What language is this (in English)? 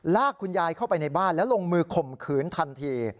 Thai